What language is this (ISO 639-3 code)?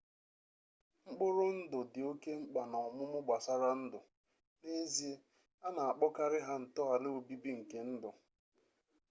ibo